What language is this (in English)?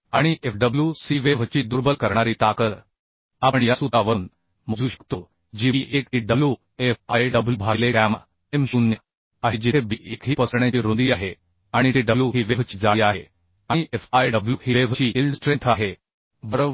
Marathi